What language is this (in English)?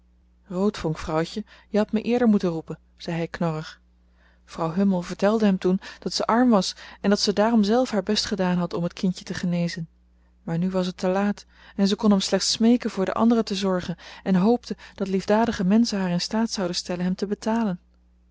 Dutch